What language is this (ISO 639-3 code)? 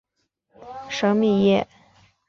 zho